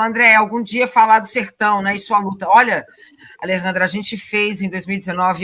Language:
Portuguese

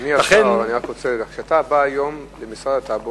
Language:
Hebrew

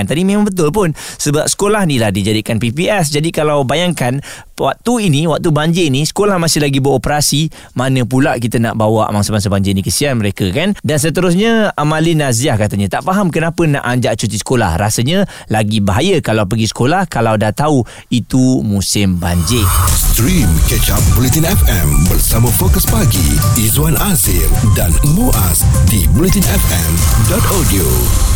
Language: Malay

